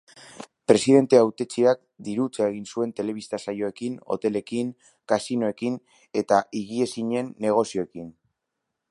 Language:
Basque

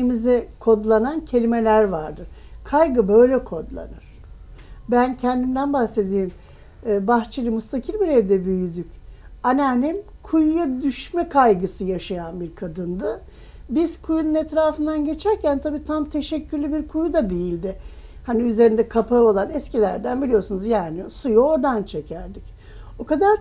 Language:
Turkish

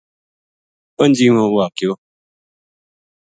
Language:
Gujari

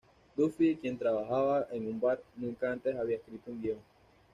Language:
Spanish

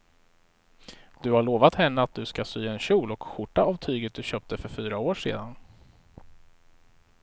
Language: Swedish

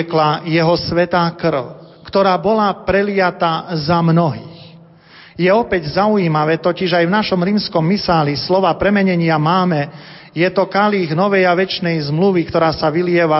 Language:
Slovak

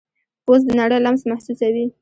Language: Pashto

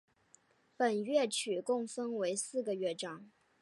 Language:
Chinese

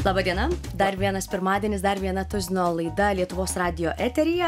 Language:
Lithuanian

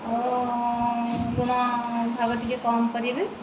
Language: Odia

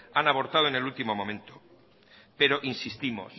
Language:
Spanish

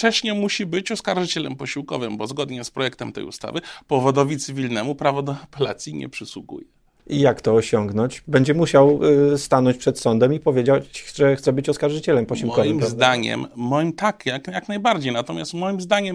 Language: Polish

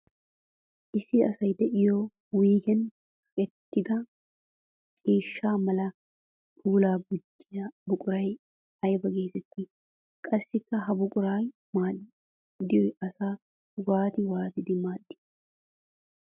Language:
Wolaytta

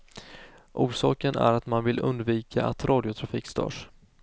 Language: Swedish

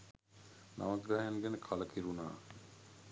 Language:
Sinhala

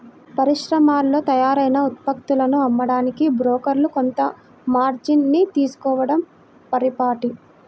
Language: Telugu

